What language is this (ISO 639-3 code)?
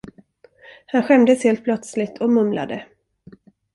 swe